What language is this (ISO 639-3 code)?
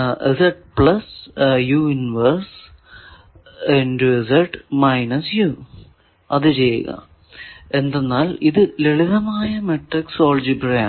mal